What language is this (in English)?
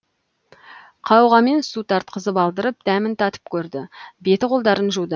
Kazakh